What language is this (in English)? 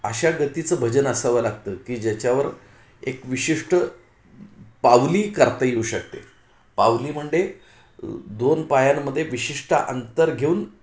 Marathi